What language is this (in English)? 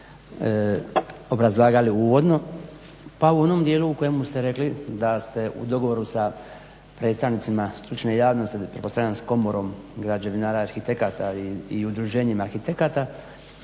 Croatian